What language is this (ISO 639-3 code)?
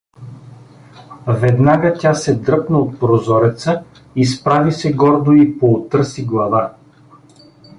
bul